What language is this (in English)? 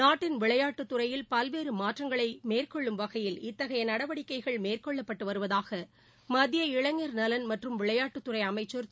Tamil